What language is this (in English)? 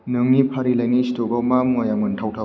Bodo